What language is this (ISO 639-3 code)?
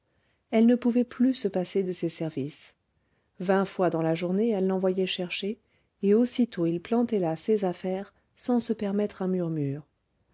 fra